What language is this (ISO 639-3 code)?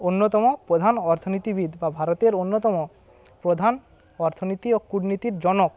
ben